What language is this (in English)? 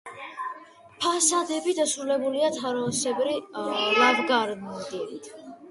Georgian